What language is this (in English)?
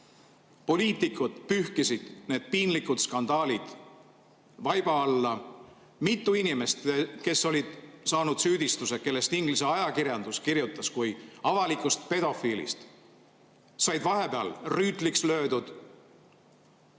Estonian